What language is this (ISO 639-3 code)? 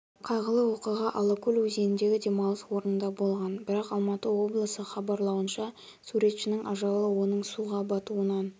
kaz